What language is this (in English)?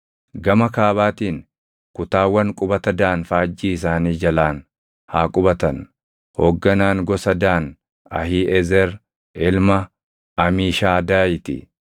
Oromo